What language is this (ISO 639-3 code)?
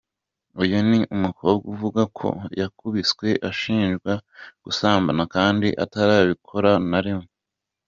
kin